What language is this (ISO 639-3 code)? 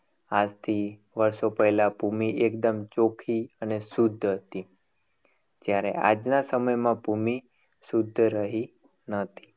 guj